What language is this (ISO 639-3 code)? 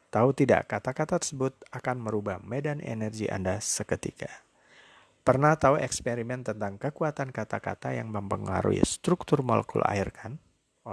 ind